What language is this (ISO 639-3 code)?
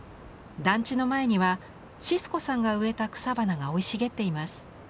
jpn